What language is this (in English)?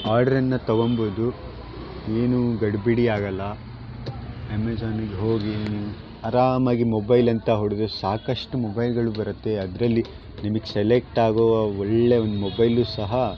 Kannada